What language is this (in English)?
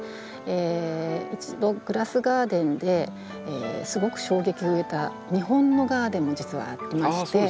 Japanese